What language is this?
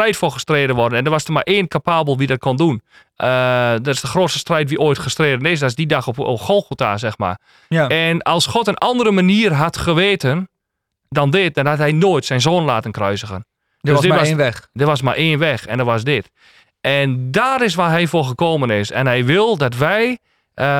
Dutch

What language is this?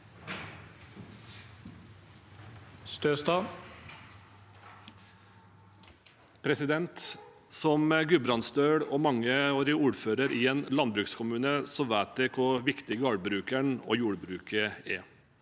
Norwegian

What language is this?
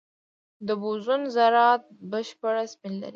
Pashto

